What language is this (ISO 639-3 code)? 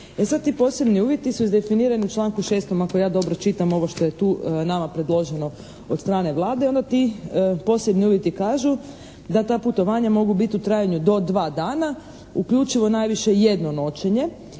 hrv